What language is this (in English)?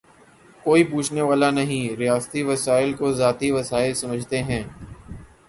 Urdu